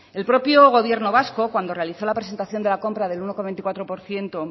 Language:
Spanish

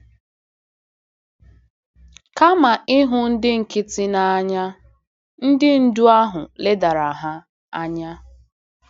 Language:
Igbo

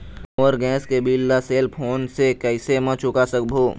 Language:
Chhattisgarhi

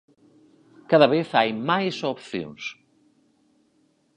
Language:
Galician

